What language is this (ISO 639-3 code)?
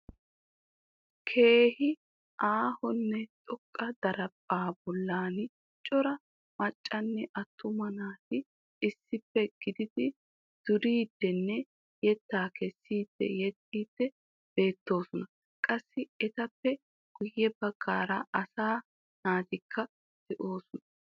wal